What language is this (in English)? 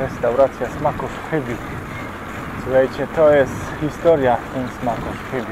Polish